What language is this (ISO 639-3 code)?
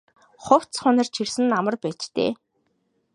mon